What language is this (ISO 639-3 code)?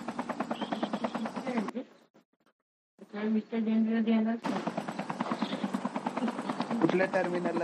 mar